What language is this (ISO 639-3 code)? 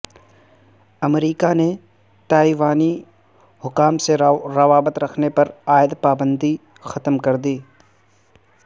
urd